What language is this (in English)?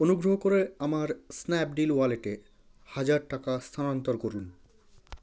Bangla